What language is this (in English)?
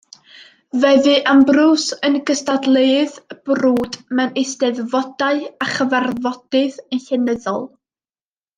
Welsh